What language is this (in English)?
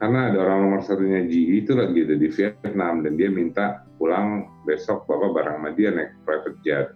Indonesian